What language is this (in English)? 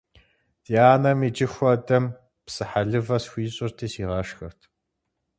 Kabardian